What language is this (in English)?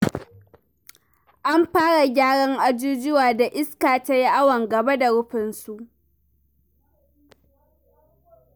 Hausa